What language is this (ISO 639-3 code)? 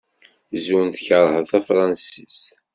kab